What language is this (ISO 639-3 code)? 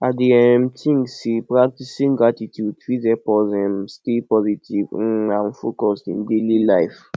pcm